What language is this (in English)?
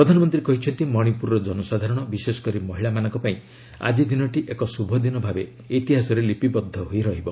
Odia